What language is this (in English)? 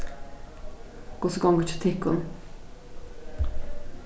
Faroese